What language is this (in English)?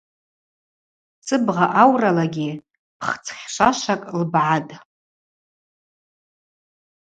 Abaza